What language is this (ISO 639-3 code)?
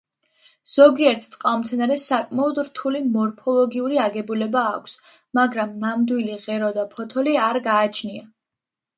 kat